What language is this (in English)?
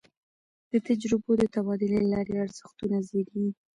Pashto